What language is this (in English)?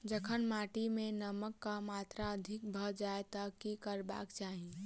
Maithili